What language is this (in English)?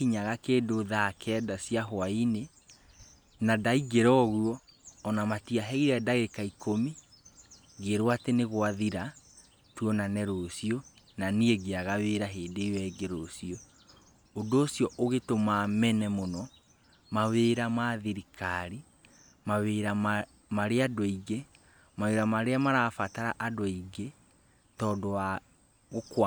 Kikuyu